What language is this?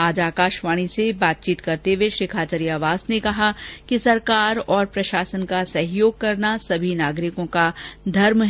Hindi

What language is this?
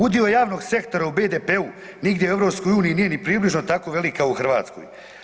Croatian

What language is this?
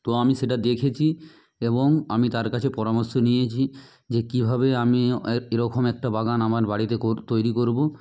Bangla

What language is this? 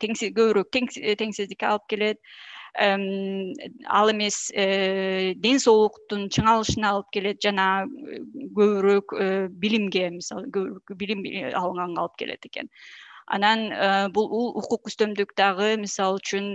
Turkish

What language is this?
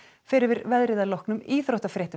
Icelandic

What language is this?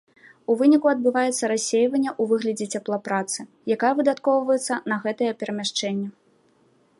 Belarusian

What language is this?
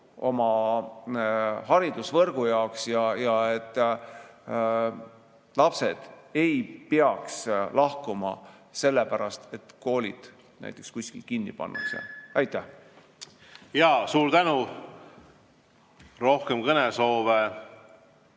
Estonian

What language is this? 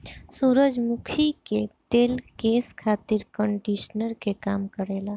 Bhojpuri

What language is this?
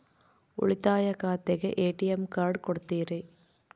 Kannada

